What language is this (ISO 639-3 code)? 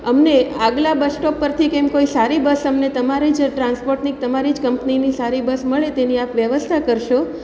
guj